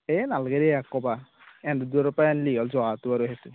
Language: Assamese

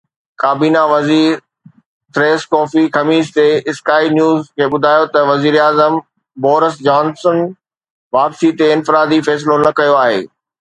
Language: Sindhi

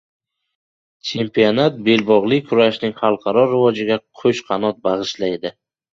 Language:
Uzbek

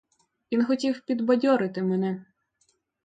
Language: Ukrainian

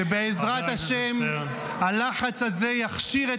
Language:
Hebrew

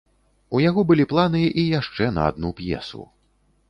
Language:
Belarusian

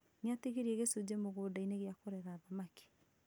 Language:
Kikuyu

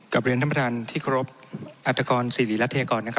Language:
Thai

